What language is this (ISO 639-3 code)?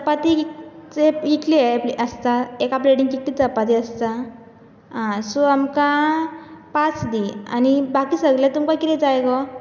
kok